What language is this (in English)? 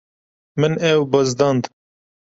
Kurdish